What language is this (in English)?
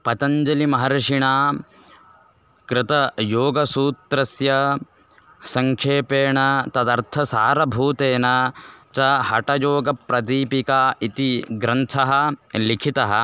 Sanskrit